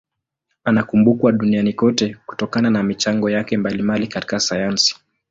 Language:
Swahili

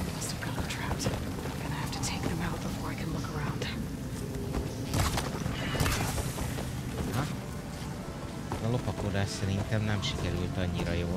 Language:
Hungarian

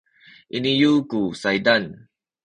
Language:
Sakizaya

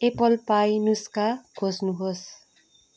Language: Nepali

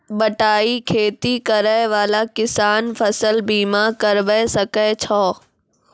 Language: Maithili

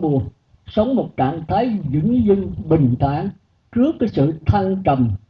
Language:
Vietnamese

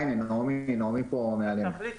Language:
Hebrew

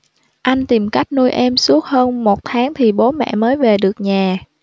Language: Vietnamese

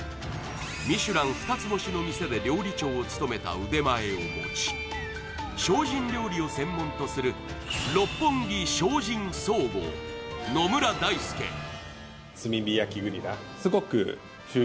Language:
Japanese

